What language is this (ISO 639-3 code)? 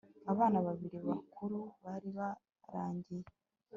kin